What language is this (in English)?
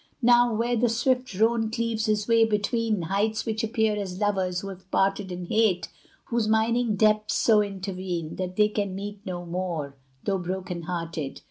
English